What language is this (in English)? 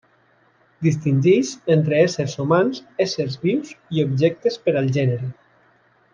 Catalan